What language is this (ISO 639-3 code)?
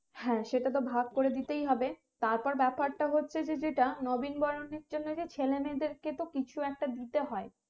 ben